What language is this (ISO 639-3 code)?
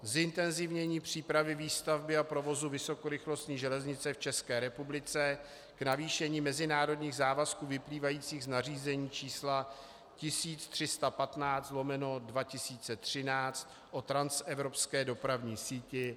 ces